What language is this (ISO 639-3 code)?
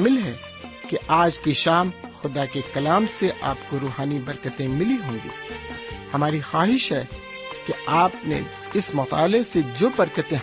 urd